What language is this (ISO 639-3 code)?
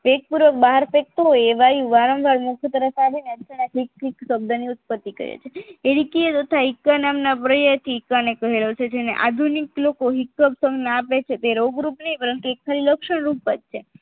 guj